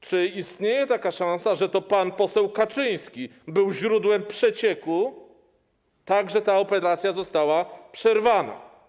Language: Polish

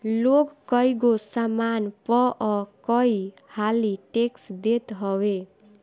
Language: Bhojpuri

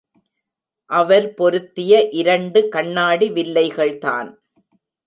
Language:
Tamil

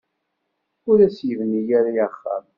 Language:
Kabyle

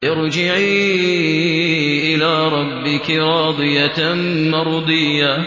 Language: Arabic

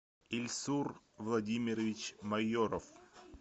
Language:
Russian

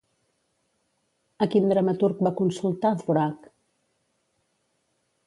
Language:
Catalan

